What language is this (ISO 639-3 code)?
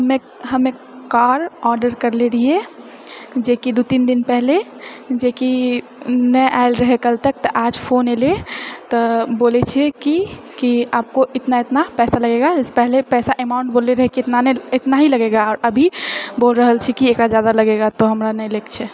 mai